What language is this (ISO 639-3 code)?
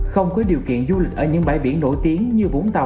vie